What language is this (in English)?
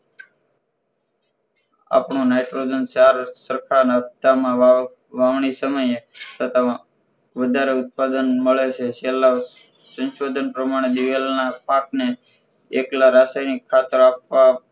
Gujarati